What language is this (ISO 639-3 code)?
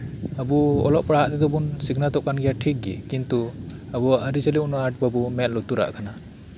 sat